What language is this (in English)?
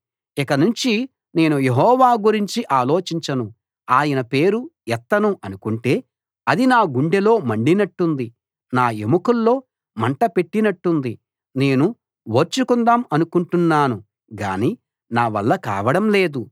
Telugu